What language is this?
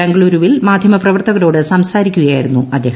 Malayalam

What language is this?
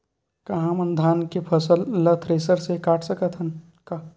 Chhattisgarhi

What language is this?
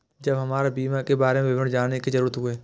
Maithili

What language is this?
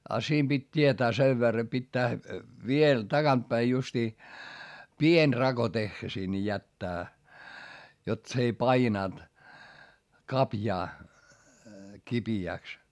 Finnish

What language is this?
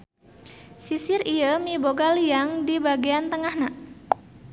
Sundanese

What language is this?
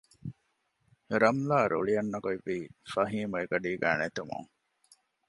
Divehi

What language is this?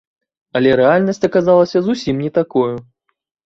Belarusian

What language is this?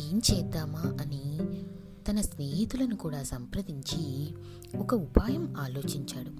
Telugu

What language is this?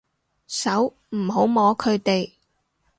Cantonese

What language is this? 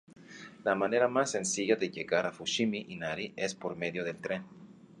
Spanish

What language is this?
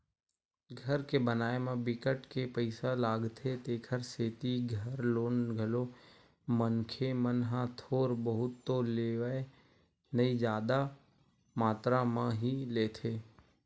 Chhattisgarhi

